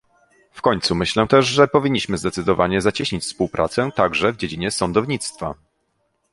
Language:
Polish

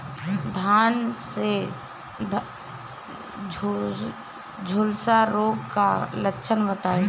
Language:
Bhojpuri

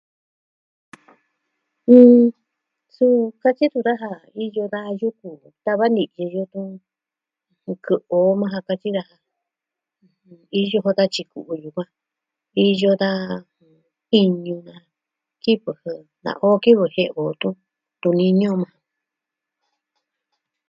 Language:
Southwestern Tlaxiaco Mixtec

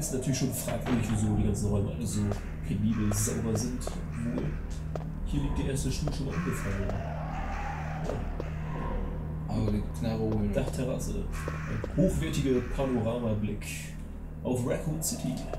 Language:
German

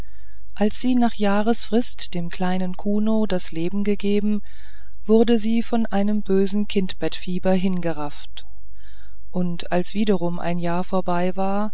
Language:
German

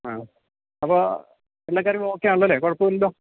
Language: Malayalam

